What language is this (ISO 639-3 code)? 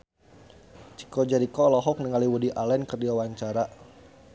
sun